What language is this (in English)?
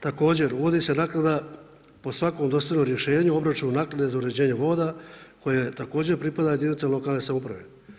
Croatian